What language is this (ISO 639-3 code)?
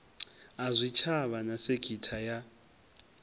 ven